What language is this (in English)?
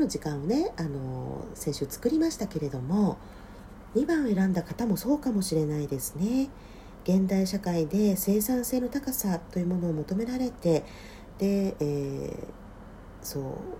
Japanese